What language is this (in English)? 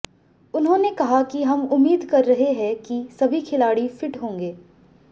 Hindi